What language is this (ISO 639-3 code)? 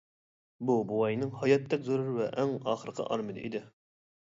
uig